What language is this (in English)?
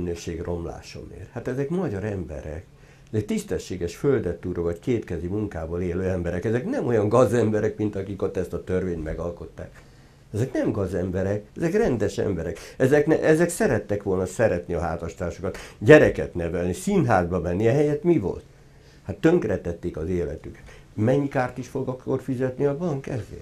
Hungarian